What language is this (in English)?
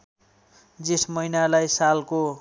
Nepali